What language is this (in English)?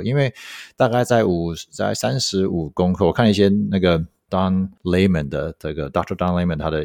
Chinese